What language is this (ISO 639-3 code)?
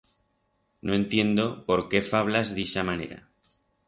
arg